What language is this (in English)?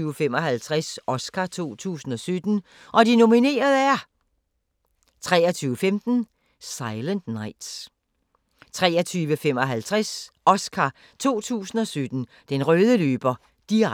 Danish